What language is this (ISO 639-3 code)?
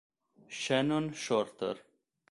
ita